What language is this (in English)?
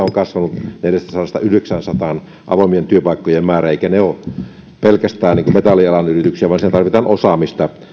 Finnish